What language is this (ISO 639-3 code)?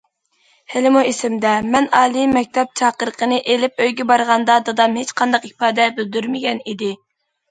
uig